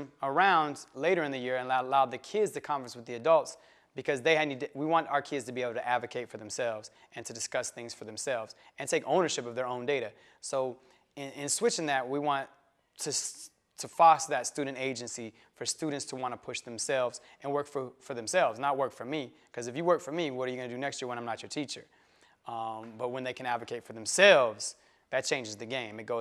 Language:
English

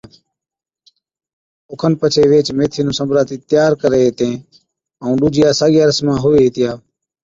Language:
Od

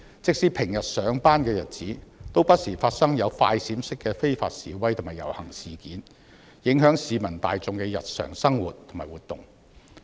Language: Cantonese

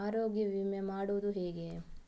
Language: Kannada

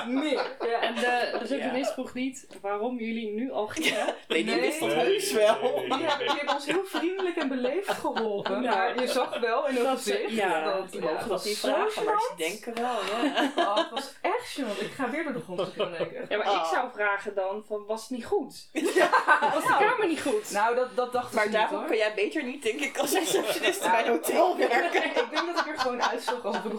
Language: Dutch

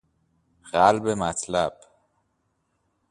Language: Persian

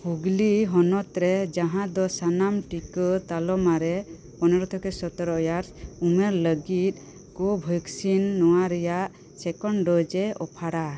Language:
Santali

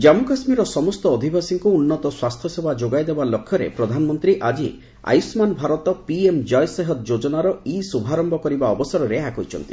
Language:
Odia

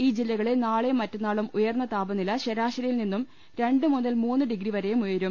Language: Malayalam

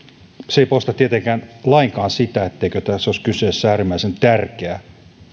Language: Finnish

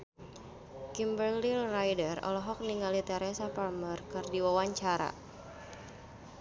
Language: Sundanese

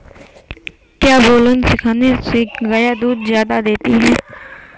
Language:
Hindi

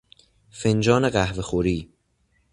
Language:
Persian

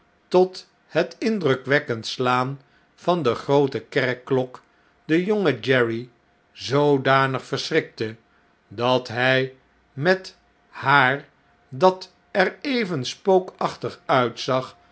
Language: Dutch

